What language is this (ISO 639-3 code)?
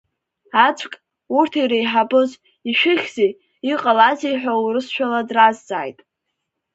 abk